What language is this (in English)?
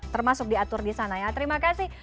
Indonesian